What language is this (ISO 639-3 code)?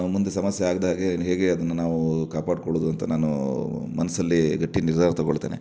kan